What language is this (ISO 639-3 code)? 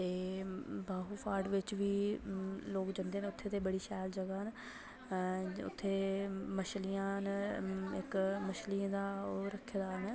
doi